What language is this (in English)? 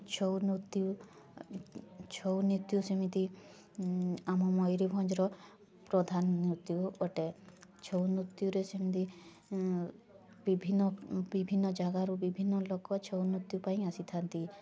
Odia